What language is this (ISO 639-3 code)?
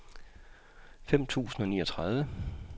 dan